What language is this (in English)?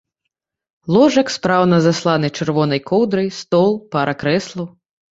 Belarusian